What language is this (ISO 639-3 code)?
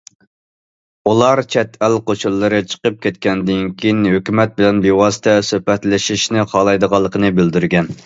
uig